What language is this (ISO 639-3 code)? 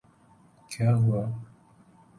urd